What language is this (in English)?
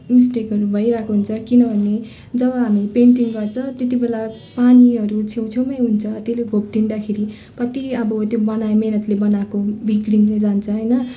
Nepali